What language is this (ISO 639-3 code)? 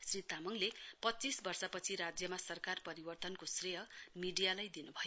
nep